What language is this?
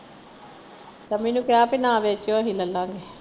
Punjabi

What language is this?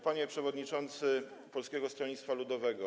Polish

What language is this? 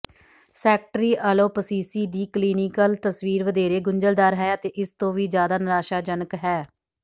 Punjabi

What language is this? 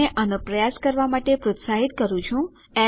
Gujarati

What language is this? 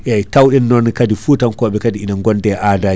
Fula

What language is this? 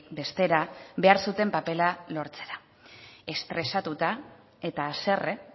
Basque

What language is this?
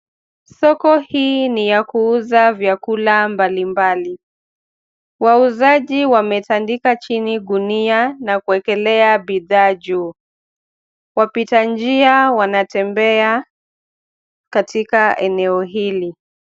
Swahili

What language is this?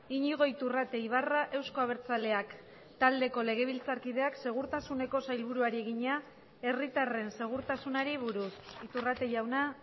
Basque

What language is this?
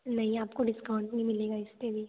Hindi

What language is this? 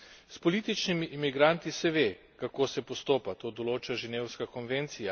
Slovenian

